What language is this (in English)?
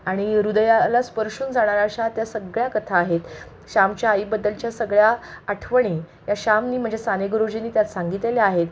Marathi